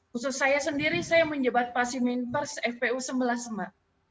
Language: Indonesian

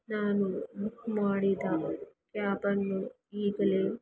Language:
Kannada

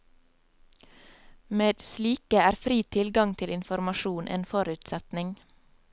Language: Norwegian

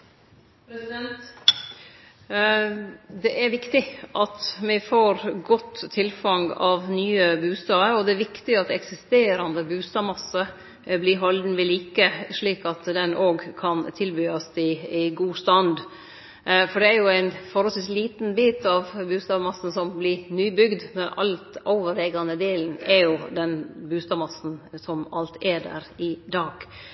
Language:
Norwegian Nynorsk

